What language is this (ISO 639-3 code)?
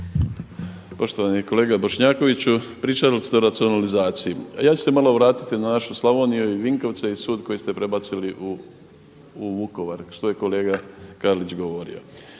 hrv